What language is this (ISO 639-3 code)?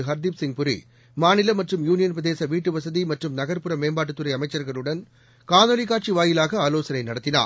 tam